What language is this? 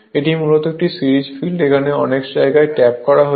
Bangla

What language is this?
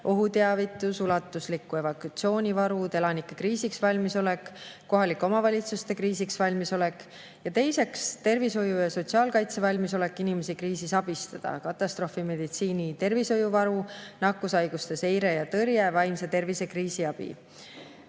Estonian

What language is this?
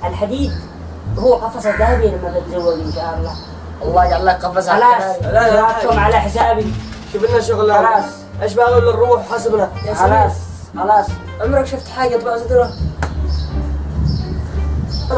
Arabic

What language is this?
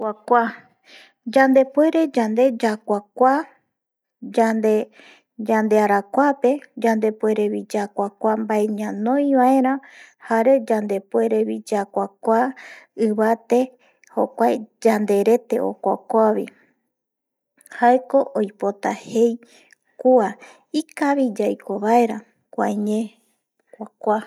Eastern Bolivian Guaraní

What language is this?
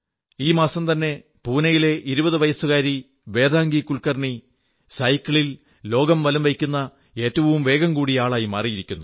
Malayalam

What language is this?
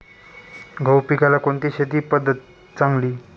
Marathi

